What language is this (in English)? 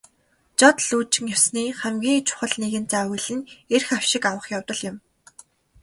Mongolian